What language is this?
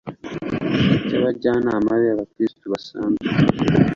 Kinyarwanda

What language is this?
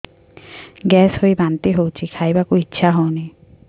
Odia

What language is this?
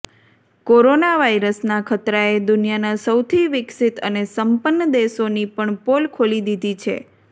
Gujarati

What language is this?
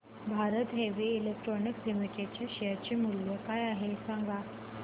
Marathi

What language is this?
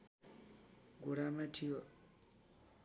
Nepali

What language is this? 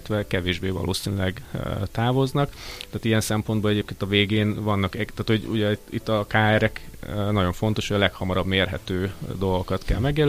Hungarian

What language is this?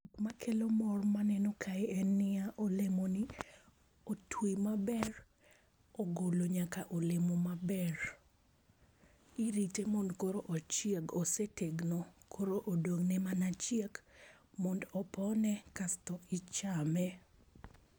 Luo (Kenya and Tanzania)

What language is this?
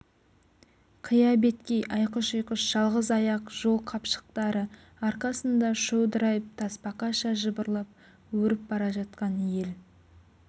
Kazakh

